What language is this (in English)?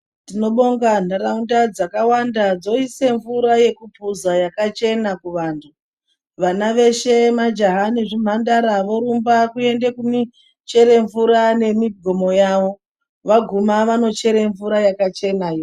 Ndau